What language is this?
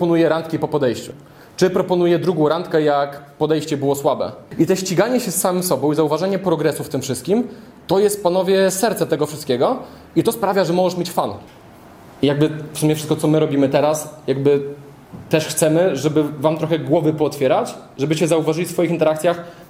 Polish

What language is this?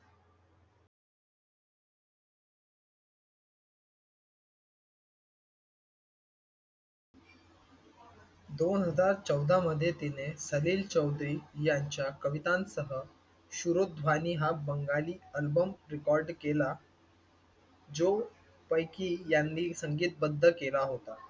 Marathi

